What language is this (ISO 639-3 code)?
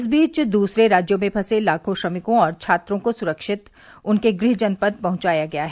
hin